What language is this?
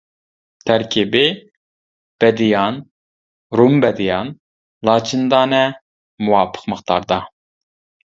Uyghur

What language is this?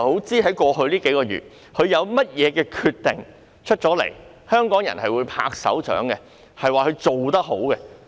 Cantonese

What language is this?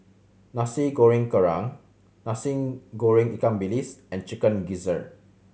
English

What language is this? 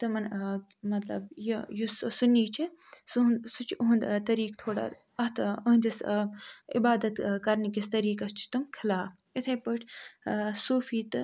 Kashmiri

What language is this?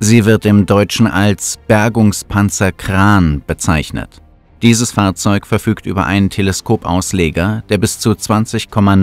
German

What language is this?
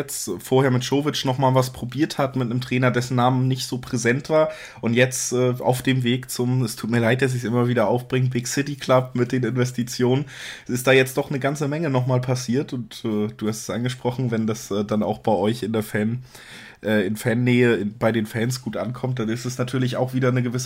German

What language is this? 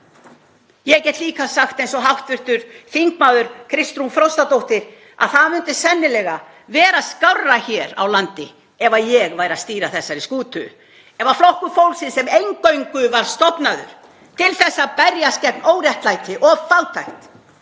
Icelandic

